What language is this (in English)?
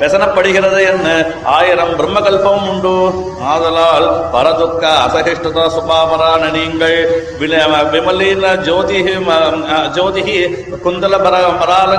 Tamil